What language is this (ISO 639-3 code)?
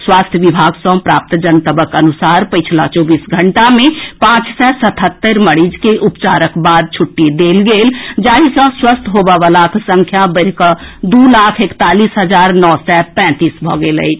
mai